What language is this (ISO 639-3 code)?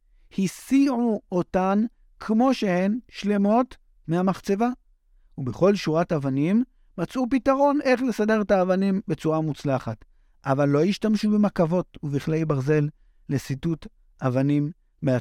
heb